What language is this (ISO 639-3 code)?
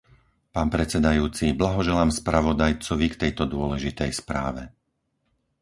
slk